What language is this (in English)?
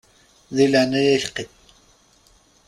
Kabyle